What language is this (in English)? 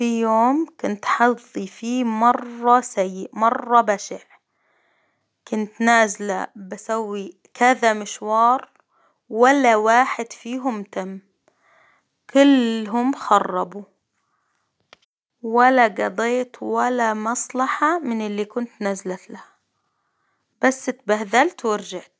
Hijazi Arabic